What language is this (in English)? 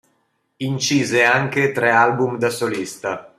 Italian